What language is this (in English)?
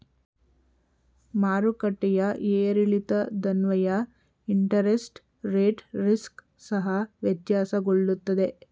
Kannada